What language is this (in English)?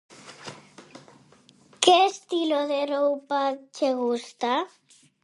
Galician